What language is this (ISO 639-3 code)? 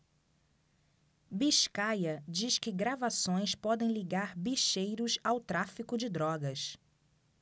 por